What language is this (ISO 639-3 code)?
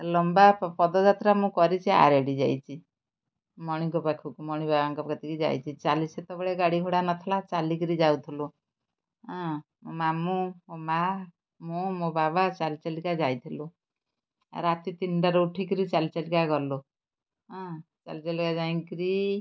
ori